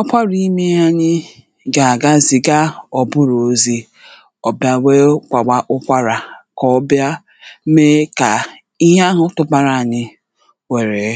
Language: Igbo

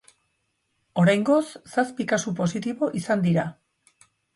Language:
Basque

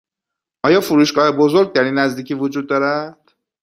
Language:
Persian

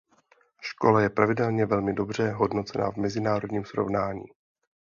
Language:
Czech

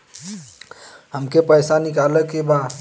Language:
Bhojpuri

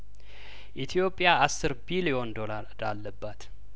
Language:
Amharic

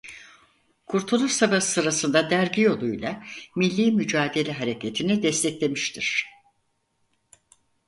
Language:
Turkish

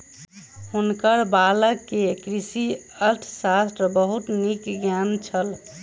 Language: Maithili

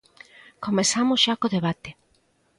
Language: Galician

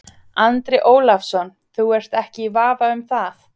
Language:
Icelandic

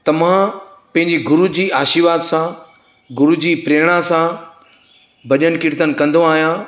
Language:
Sindhi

